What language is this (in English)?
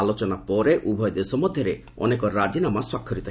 Odia